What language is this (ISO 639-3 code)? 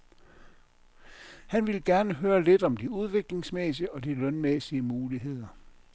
dan